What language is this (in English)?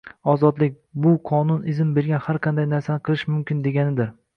Uzbek